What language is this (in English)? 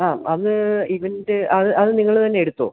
Malayalam